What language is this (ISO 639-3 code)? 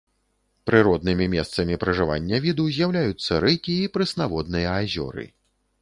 bel